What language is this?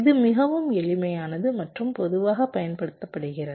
Tamil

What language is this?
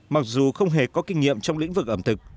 Vietnamese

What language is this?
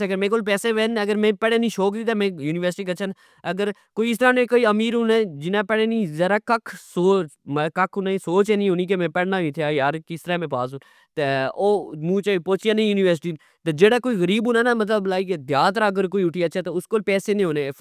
Pahari-Potwari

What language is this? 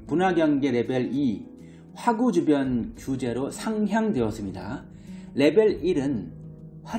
Korean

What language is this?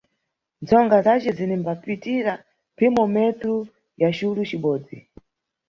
Nyungwe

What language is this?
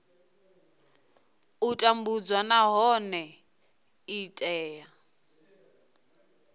Venda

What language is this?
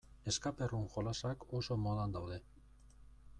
Basque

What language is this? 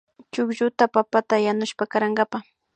Imbabura Highland Quichua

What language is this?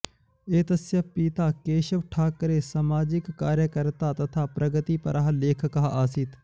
Sanskrit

